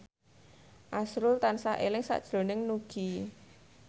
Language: Javanese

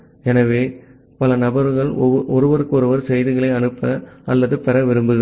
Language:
Tamil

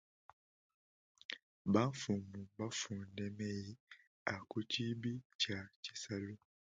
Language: Luba-Lulua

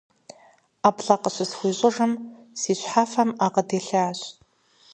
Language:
Kabardian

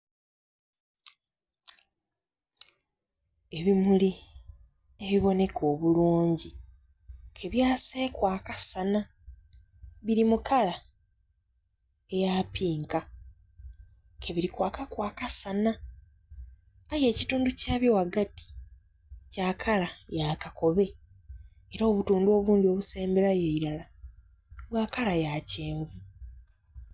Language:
Soga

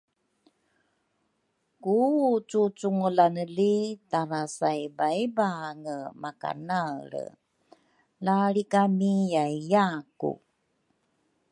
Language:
Rukai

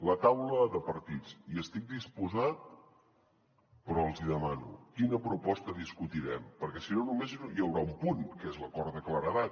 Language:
Catalan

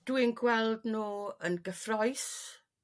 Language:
Welsh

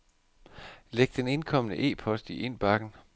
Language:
Danish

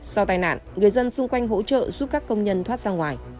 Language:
Vietnamese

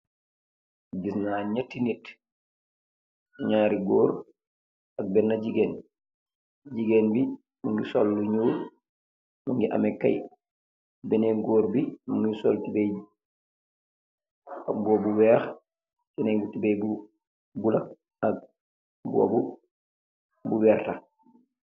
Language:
Wolof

